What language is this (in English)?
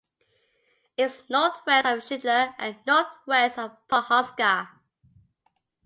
English